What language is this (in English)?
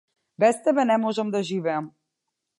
Macedonian